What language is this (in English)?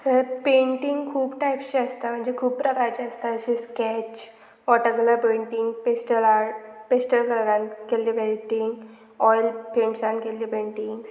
Konkani